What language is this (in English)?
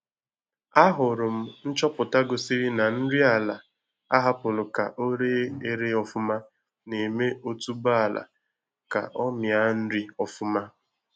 Igbo